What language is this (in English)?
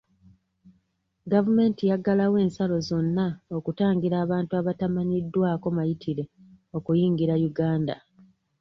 Ganda